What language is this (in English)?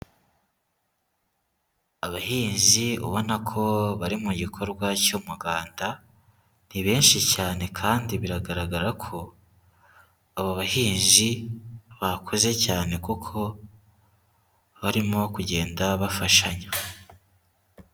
Kinyarwanda